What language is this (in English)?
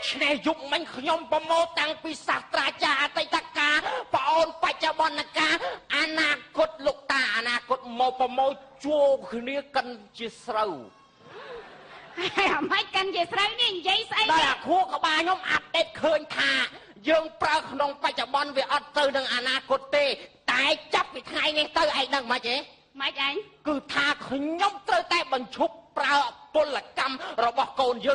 Thai